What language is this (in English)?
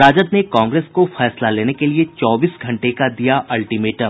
Hindi